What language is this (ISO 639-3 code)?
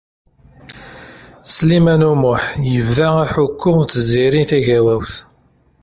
kab